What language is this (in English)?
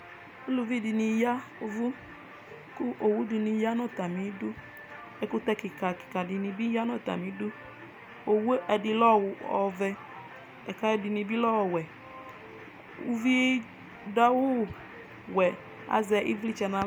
Ikposo